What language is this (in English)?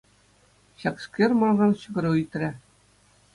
Chuvash